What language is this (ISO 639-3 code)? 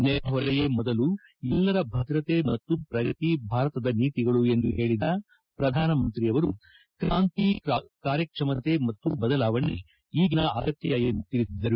kan